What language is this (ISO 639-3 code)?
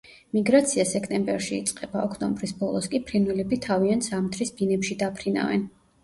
kat